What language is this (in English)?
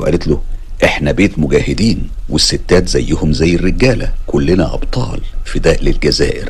Arabic